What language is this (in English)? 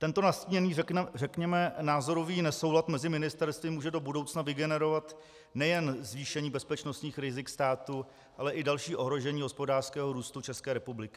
Czech